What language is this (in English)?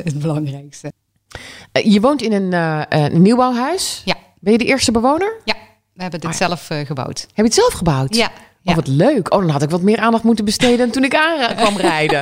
Dutch